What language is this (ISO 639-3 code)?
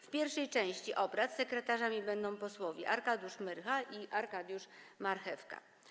pol